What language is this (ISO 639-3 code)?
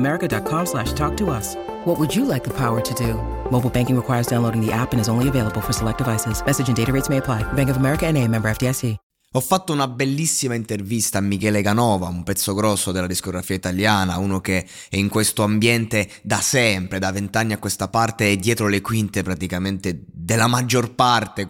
ita